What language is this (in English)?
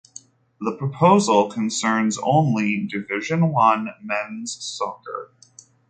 English